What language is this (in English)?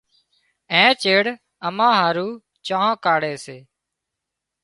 Wadiyara Koli